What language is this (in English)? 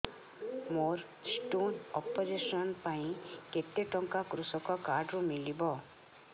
Odia